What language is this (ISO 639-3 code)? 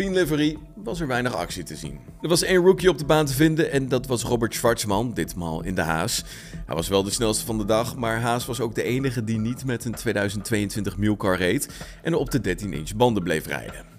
nld